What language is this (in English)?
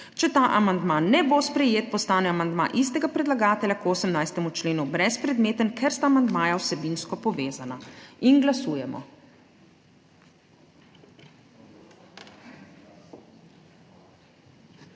Slovenian